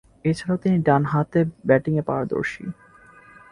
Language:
Bangla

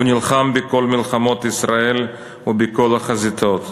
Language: Hebrew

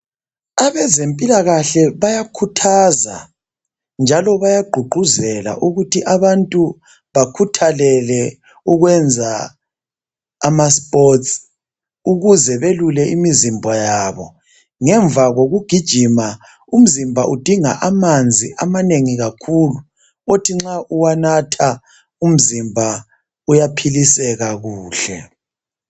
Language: North Ndebele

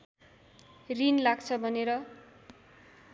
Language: Nepali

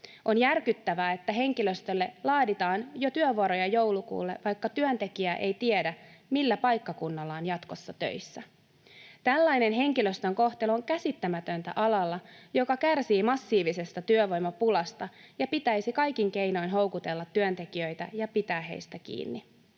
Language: Finnish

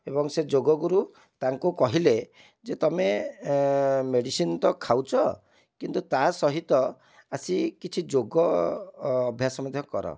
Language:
Odia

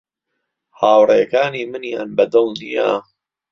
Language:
Central Kurdish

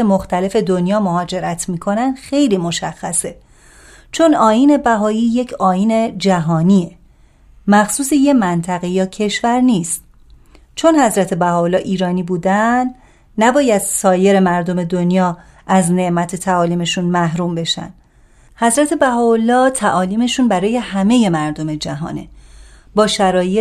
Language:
Persian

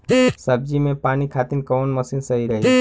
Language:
Bhojpuri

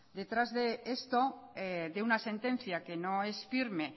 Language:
Spanish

